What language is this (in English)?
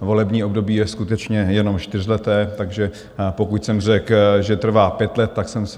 Czech